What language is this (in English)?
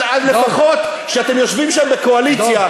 Hebrew